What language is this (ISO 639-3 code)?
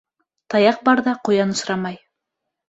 bak